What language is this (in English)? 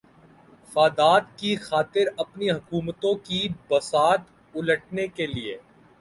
Urdu